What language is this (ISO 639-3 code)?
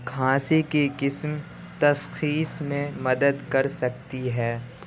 urd